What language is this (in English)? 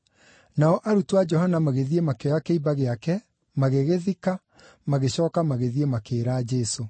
Kikuyu